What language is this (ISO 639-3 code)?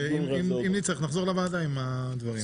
heb